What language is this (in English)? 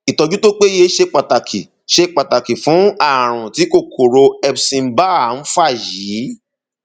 Yoruba